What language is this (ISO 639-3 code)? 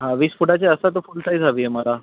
mar